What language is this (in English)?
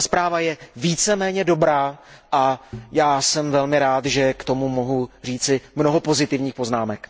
Czech